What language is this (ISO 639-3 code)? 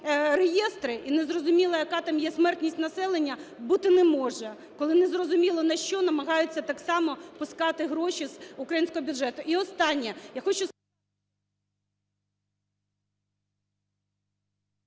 ukr